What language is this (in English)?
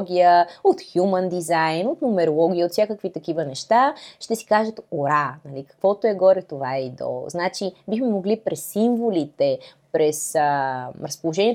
Bulgarian